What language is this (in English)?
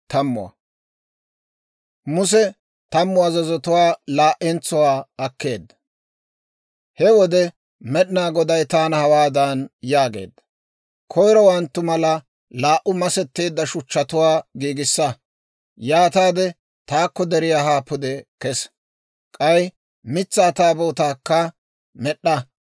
Dawro